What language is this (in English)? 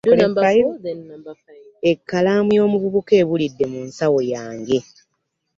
Ganda